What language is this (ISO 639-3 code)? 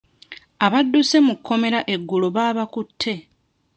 lug